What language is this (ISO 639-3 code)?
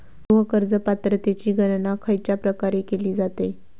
mar